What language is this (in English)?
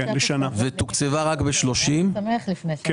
Hebrew